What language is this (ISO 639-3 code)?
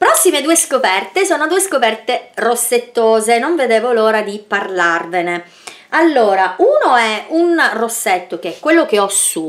ita